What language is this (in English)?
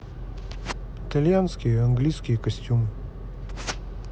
Russian